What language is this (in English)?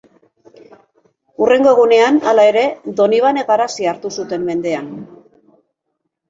Basque